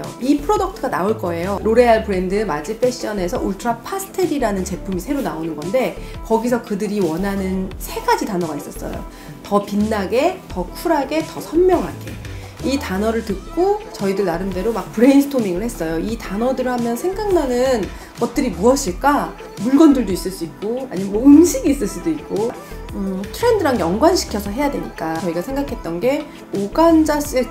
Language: Korean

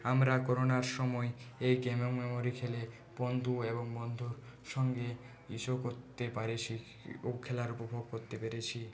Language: Bangla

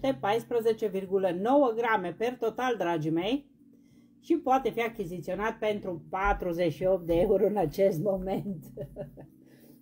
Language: Romanian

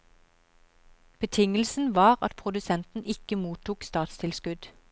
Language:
Norwegian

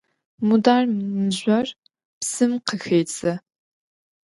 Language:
Adyghe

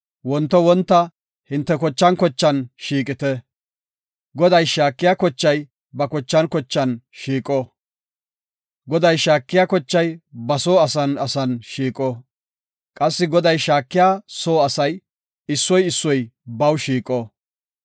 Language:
Gofa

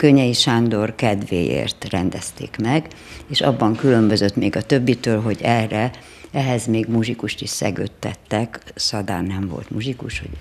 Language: Hungarian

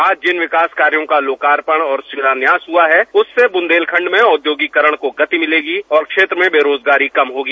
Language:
Hindi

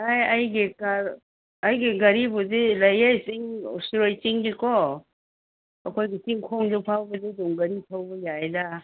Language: Manipuri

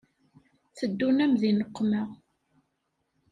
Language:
Kabyle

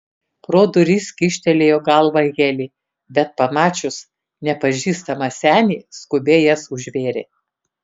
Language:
Lithuanian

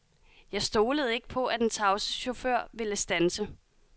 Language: Danish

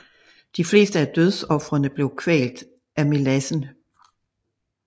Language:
Danish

